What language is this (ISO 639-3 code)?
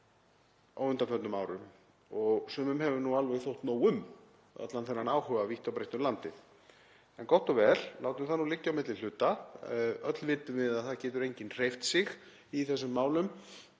isl